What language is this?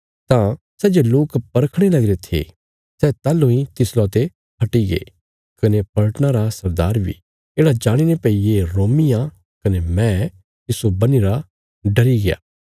Bilaspuri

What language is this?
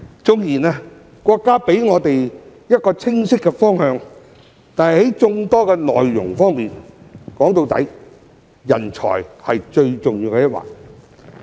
Cantonese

